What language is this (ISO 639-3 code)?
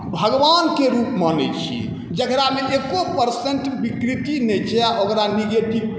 mai